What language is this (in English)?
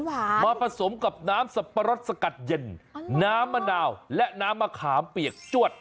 Thai